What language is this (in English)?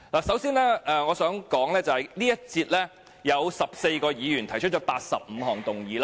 Cantonese